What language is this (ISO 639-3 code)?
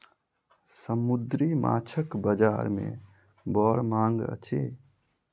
mai